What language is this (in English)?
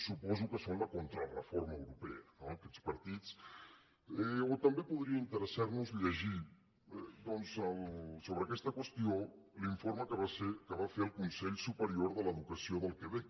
Catalan